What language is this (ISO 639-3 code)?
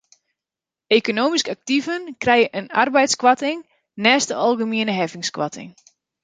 fry